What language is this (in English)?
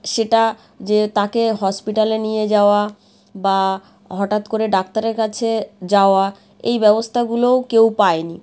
Bangla